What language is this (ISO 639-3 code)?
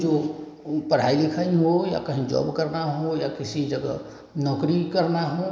hin